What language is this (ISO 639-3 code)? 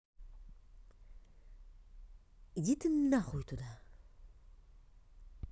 rus